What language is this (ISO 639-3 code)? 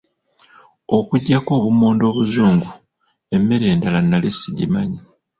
lug